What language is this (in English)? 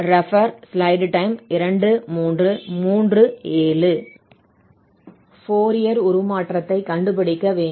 Tamil